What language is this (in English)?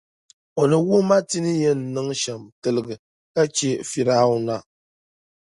Dagbani